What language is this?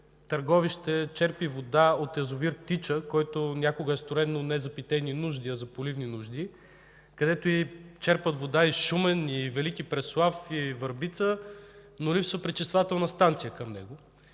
Bulgarian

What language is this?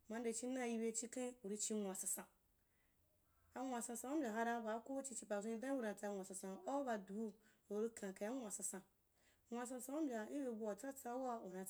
Wapan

